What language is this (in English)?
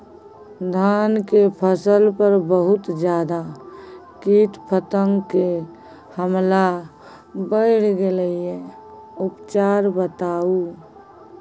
Maithili